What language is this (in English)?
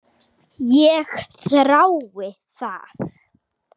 Icelandic